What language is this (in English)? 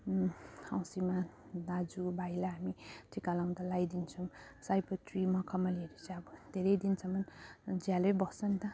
Nepali